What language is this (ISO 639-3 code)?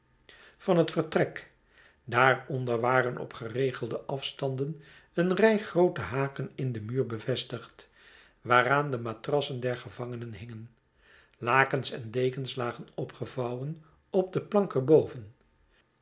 nld